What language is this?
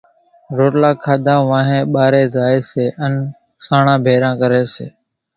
Kachi Koli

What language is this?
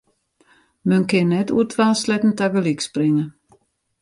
Western Frisian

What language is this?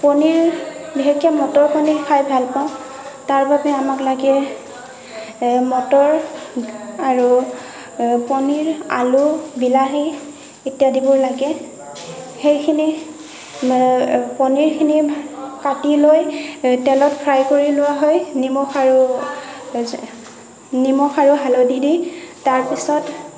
Assamese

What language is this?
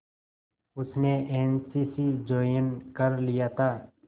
Hindi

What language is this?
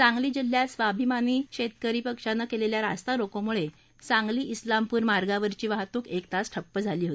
Marathi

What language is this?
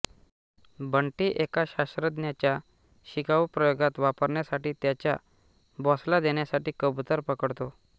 Marathi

